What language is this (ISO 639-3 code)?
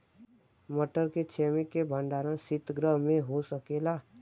bho